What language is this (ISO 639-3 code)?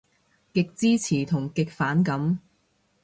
yue